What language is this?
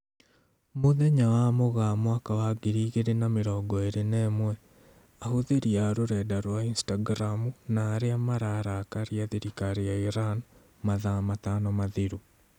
Kikuyu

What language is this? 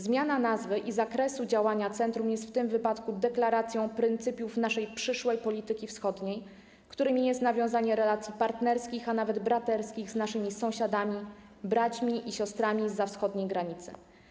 Polish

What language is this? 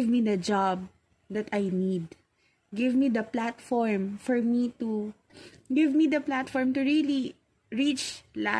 Filipino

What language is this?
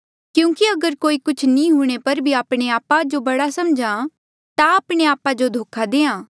Mandeali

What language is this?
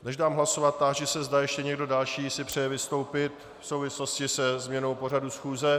Czech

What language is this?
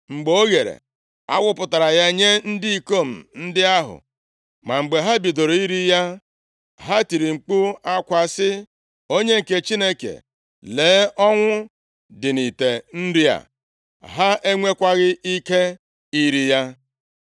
Igbo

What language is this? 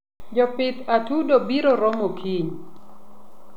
Luo (Kenya and Tanzania)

